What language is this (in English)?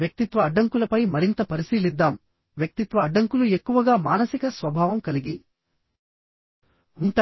Telugu